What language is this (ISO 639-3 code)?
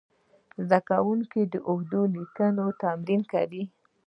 pus